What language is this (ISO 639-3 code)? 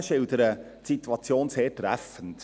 gsw